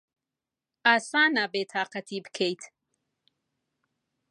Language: Central Kurdish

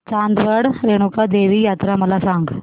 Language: Marathi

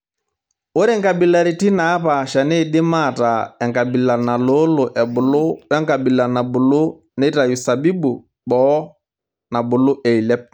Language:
Masai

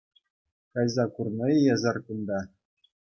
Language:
Chuvash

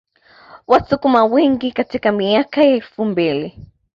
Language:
Swahili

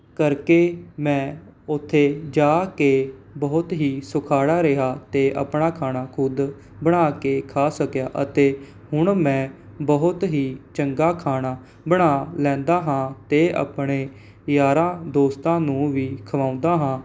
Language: Punjabi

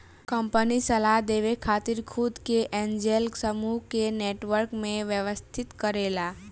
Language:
Bhojpuri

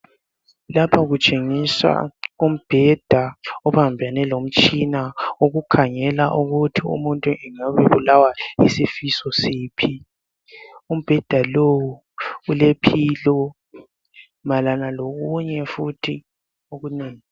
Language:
North Ndebele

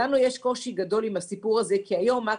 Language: Hebrew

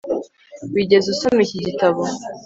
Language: Kinyarwanda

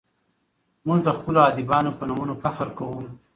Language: Pashto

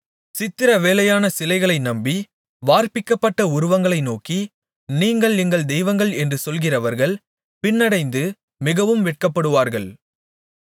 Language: Tamil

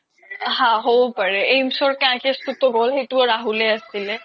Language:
Assamese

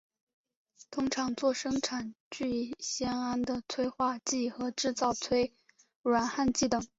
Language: Chinese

